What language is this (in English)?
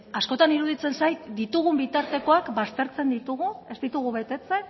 Basque